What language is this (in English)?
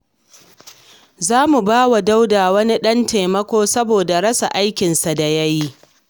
Hausa